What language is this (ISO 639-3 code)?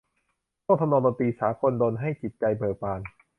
tha